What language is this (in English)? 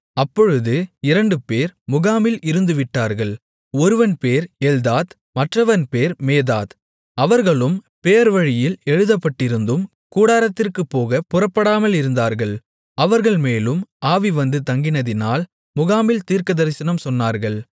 Tamil